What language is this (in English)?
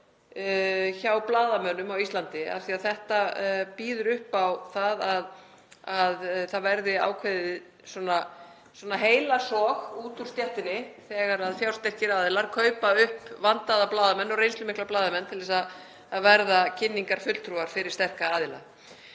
Icelandic